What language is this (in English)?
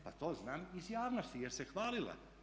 Croatian